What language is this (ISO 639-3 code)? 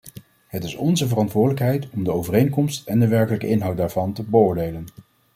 nld